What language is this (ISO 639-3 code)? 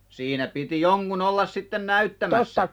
fin